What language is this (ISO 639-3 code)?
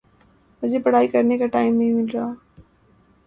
urd